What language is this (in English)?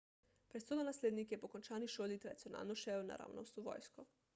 Slovenian